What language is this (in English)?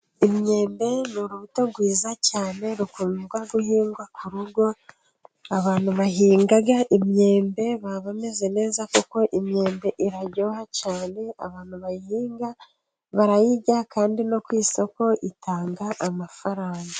Kinyarwanda